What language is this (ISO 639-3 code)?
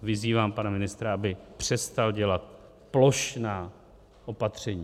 ces